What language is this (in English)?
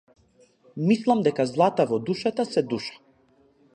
Macedonian